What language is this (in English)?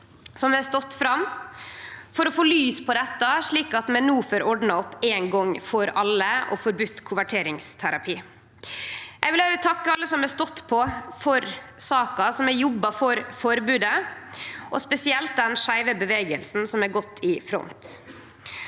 Norwegian